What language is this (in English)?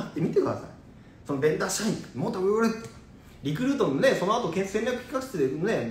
Japanese